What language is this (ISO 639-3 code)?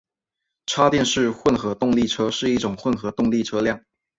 zho